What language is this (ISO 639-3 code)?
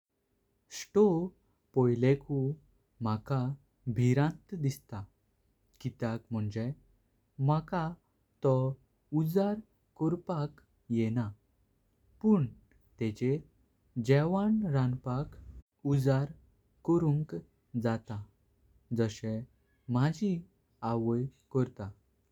kok